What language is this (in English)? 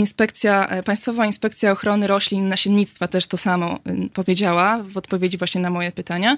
Polish